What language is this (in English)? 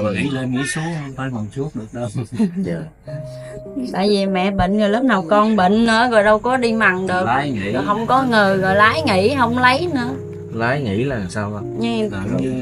Vietnamese